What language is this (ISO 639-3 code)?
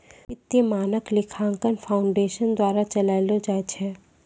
mai